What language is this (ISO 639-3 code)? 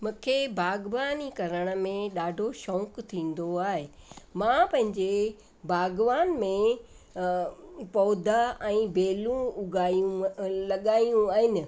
snd